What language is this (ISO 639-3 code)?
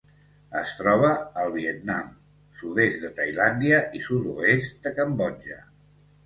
cat